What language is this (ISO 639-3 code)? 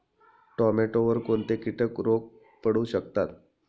mar